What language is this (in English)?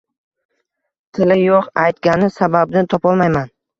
Uzbek